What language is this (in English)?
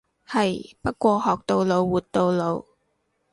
Cantonese